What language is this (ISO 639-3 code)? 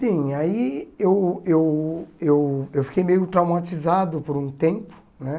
por